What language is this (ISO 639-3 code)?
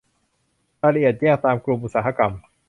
tha